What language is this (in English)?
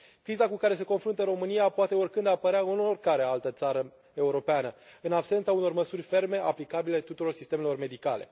Romanian